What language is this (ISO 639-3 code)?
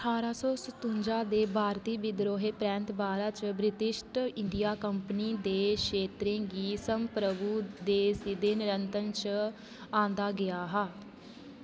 doi